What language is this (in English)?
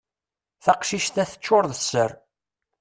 Kabyle